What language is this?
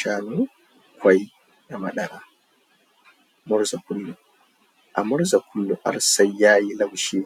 Hausa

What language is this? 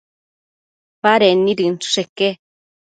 Matsés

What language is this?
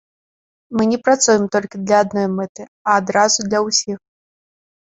Belarusian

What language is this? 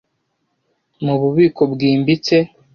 Kinyarwanda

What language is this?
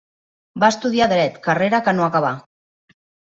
Catalan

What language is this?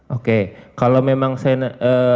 Indonesian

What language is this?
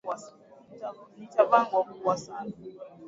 Swahili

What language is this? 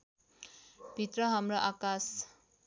Nepali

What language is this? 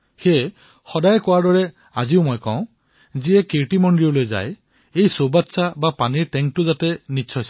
Assamese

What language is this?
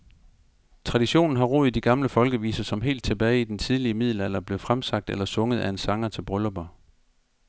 Danish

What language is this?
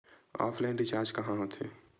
Chhattisgarhi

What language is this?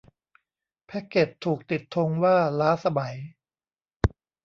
Thai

